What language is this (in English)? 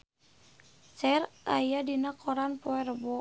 Sundanese